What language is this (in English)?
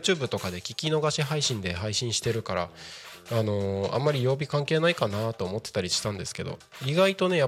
Japanese